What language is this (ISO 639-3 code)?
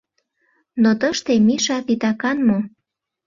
chm